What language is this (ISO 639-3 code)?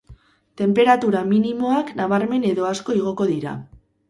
eus